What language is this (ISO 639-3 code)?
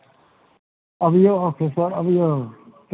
mai